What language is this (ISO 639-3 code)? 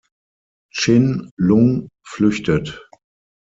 deu